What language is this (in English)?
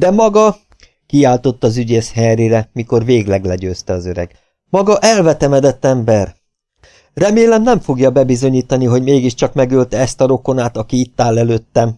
Hungarian